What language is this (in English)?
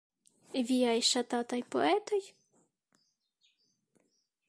Esperanto